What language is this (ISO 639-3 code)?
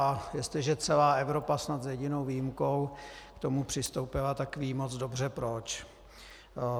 ces